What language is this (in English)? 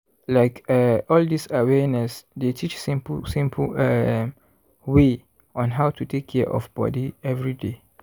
Nigerian Pidgin